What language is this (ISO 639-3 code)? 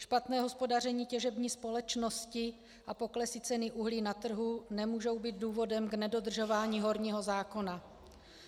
ces